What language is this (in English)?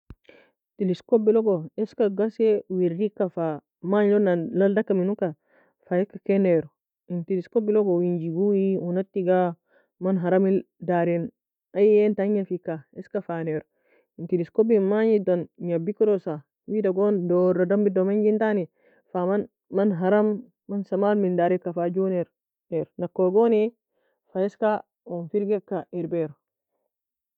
Nobiin